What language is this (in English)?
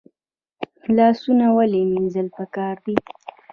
Pashto